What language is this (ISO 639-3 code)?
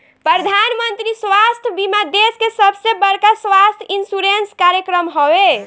bho